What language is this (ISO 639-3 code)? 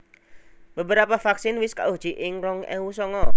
jav